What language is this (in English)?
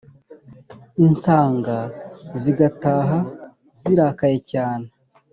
Kinyarwanda